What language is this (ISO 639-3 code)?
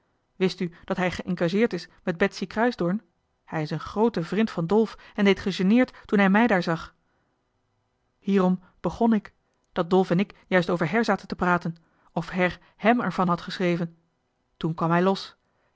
nld